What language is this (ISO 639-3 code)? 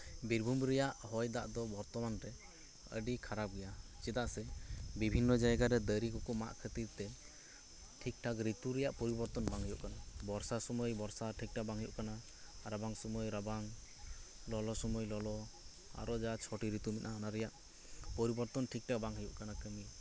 sat